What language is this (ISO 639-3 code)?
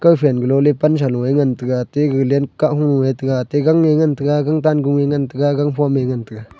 nnp